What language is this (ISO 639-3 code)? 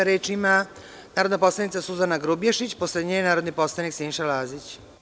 srp